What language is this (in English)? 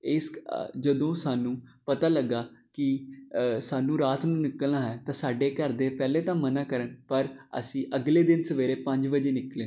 Punjabi